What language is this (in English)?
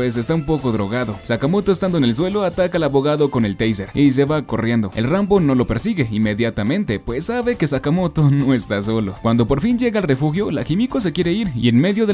Spanish